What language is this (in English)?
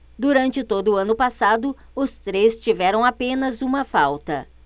Portuguese